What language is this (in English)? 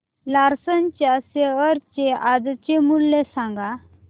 Marathi